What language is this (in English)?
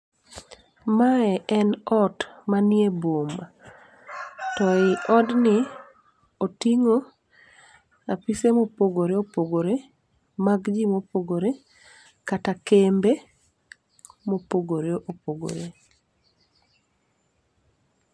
Luo (Kenya and Tanzania)